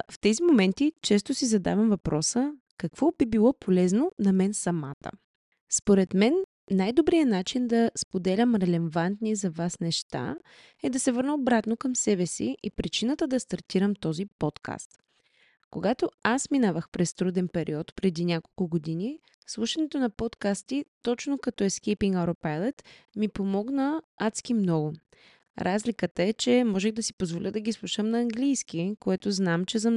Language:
Bulgarian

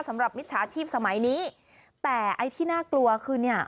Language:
Thai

